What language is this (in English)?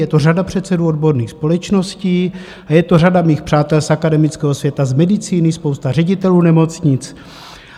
Czech